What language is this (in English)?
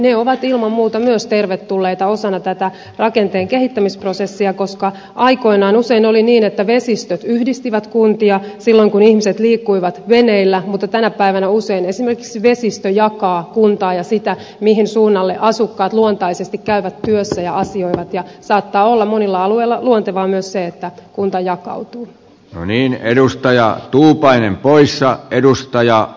Finnish